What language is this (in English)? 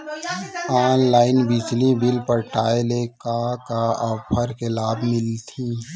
Chhattisgarhi